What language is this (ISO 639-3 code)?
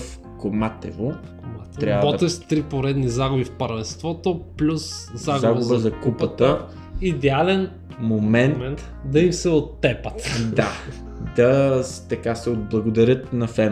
bul